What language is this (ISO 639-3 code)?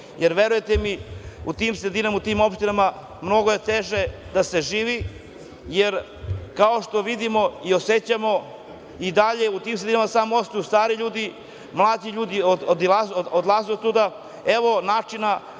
srp